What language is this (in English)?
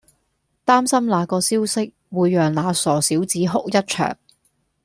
Cantonese